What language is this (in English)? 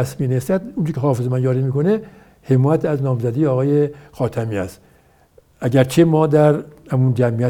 Persian